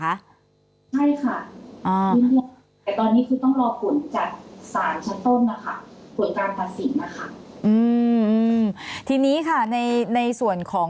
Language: Thai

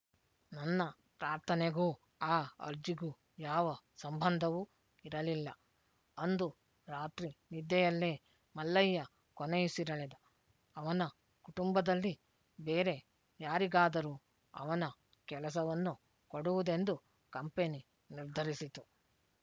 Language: Kannada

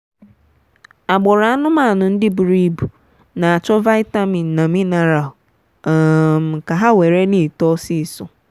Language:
Igbo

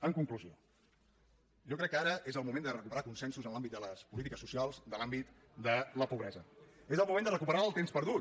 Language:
Catalan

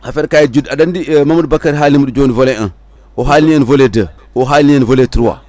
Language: Fula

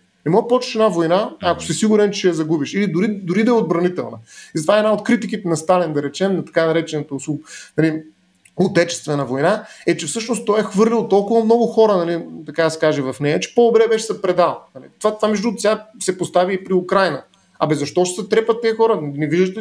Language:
Bulgarian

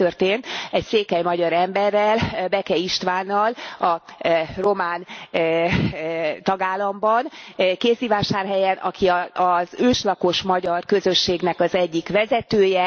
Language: Hungarian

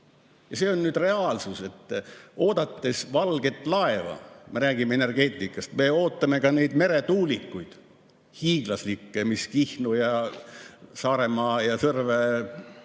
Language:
Estonian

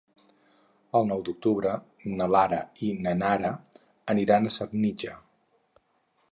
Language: Catalan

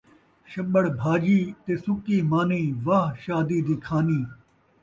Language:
Saraiki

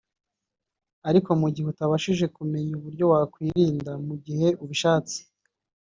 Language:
Kinyarwanda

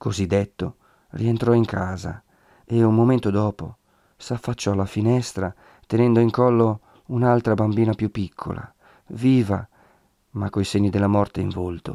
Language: Italian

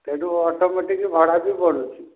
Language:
Odia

